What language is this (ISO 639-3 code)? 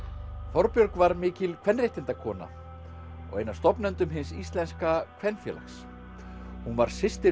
isl